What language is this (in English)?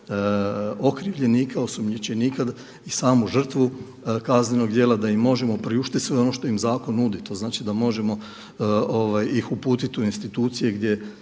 Croatian